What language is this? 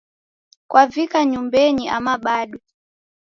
Taita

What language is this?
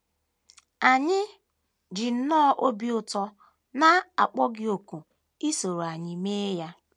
Igbo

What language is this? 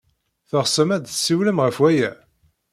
Kabyle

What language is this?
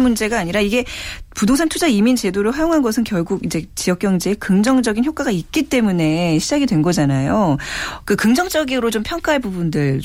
Korean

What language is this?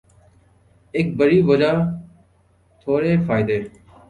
Urdu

